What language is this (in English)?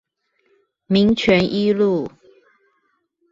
Chinese